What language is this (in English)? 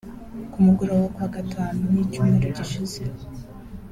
Kinyarwanda